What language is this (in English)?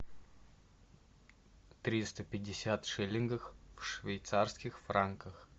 Russian